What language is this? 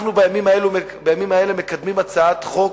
Hebrew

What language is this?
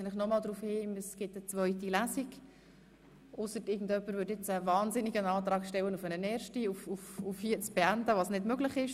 Swiss German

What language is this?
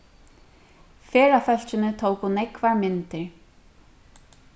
Faroese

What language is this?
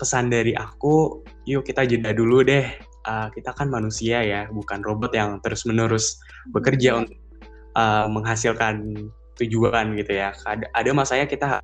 Indonesian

